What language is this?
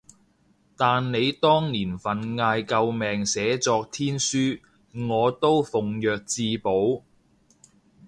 Cantonese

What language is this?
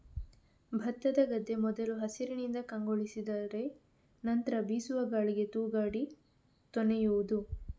Kannada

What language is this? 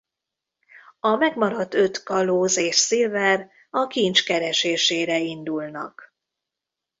Hungarian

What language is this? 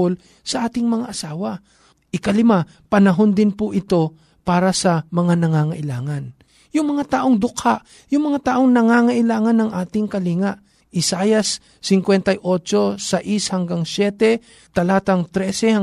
Filipino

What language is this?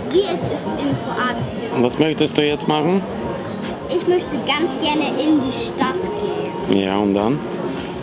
German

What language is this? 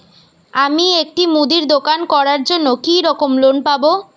Bangla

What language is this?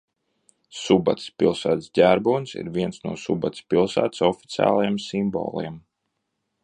Latvian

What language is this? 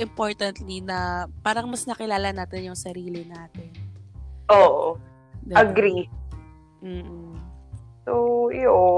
Filipino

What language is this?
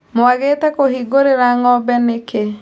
Kikuyu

